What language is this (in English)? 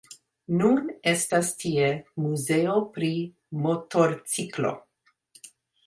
Esperanto